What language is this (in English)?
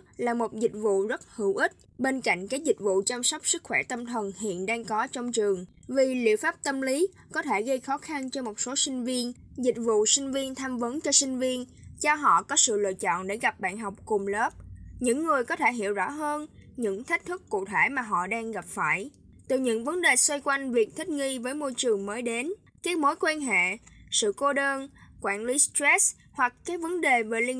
Vietnamese